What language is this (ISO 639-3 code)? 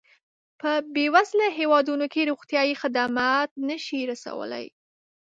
pus